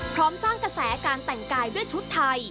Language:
Thai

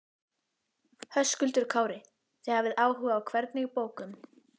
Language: Icelandic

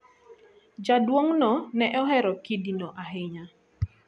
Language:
Luo (Kenya and Tanzania)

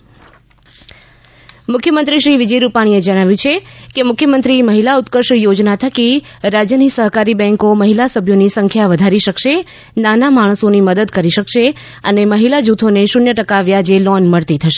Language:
Gujarati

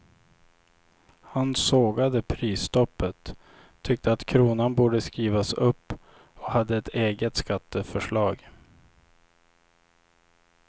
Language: Swedish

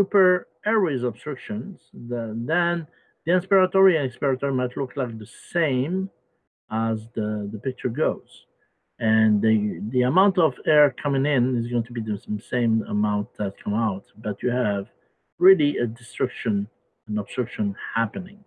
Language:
English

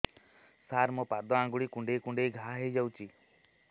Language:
Odia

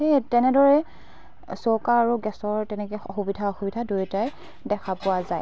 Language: Assamese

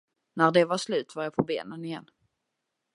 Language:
Swedish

